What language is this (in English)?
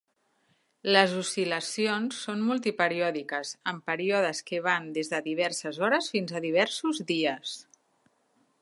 Catalan